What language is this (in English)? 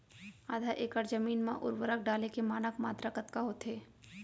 Chhattisgarhi